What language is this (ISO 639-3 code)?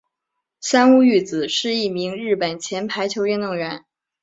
zho